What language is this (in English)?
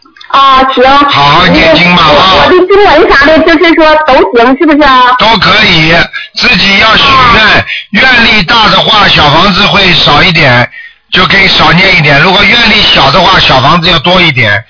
Chinese